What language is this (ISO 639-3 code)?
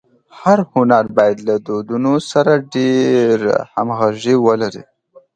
pus